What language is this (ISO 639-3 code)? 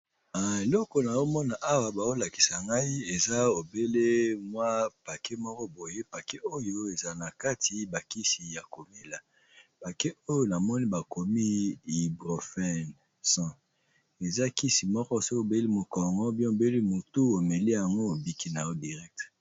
lin